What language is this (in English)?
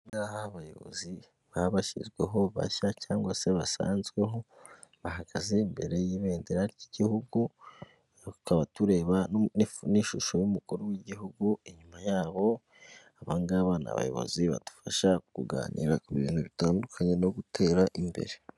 Kinyarwanda